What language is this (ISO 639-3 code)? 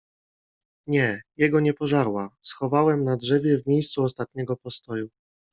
pol